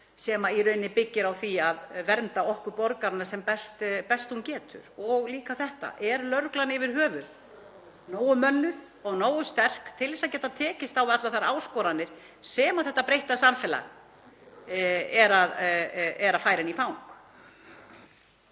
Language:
Icelandic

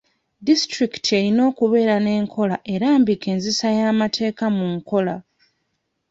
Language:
Ganda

